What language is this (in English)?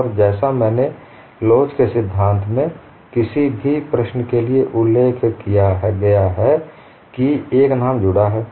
Hindi